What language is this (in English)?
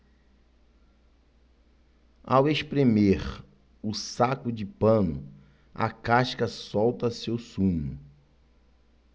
Portuguese